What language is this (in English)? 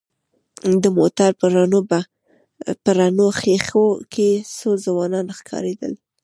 Pashto